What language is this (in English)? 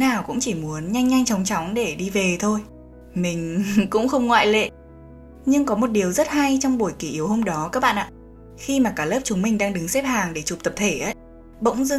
Vietnamese